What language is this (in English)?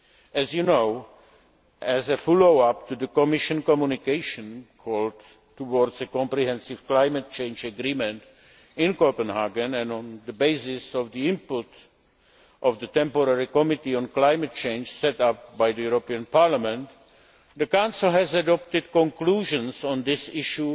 English